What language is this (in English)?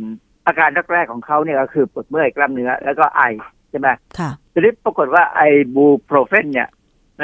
Thai